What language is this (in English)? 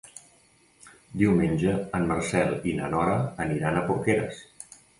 Catalan